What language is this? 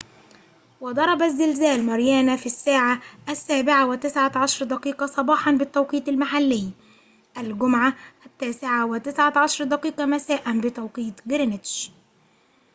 Arabic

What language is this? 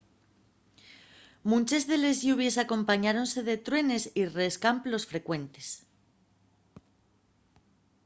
Asturian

